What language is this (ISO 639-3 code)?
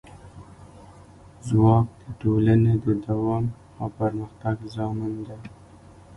pus